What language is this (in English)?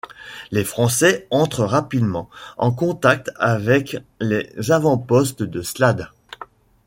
French